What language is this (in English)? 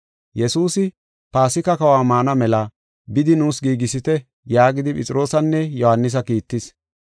Gofa